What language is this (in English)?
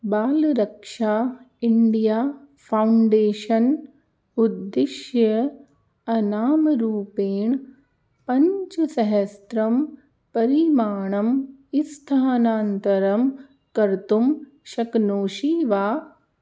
Sanskrit